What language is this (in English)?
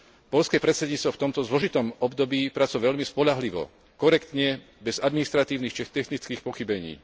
Slovak